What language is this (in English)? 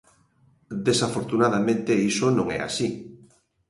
Galician